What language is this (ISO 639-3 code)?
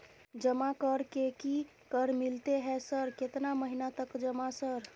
mai